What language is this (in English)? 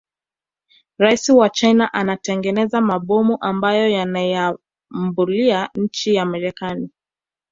Swahili